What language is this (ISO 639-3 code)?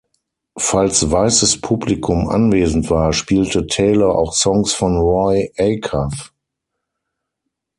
deu